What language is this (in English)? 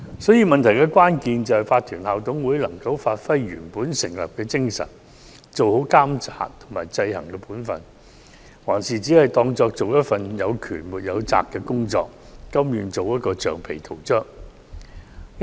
Cantonese